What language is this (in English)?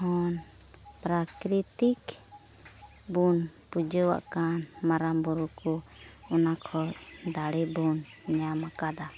Santali